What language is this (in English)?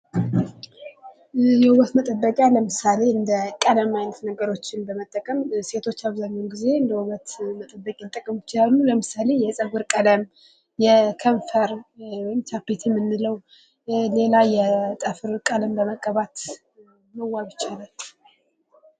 Amharic